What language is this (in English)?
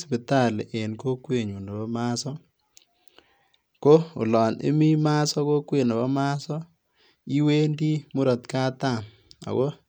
Kalenjin